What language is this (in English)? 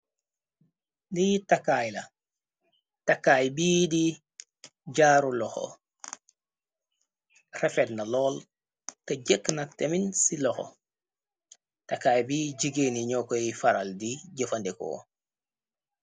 Wolof